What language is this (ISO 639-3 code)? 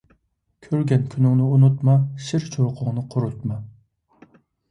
uig